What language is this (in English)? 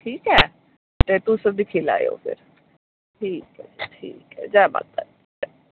Dogri